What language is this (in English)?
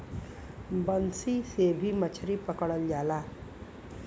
Bhojpuri